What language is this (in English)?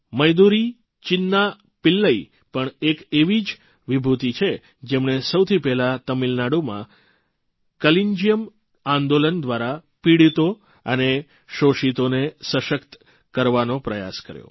Gujarati